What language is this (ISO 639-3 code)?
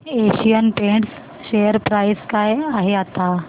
mar